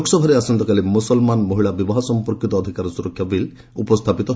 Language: Odia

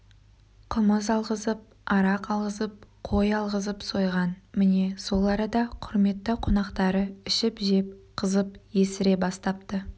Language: Kazakh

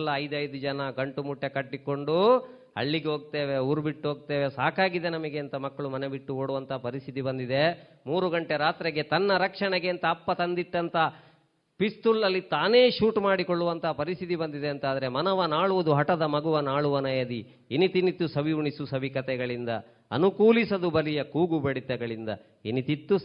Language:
Kannada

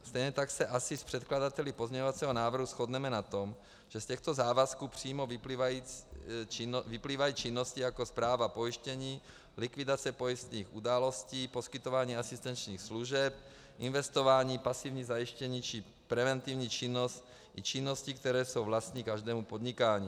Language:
Czech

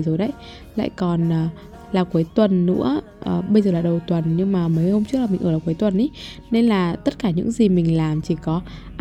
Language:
Vietnamese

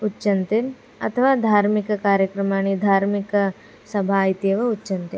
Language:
Sanskrit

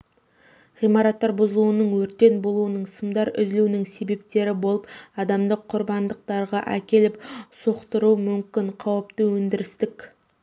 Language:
Kazakh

